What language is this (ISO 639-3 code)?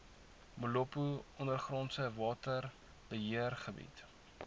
afr